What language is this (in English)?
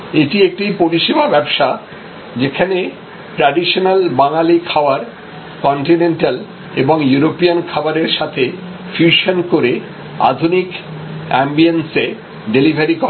Bangla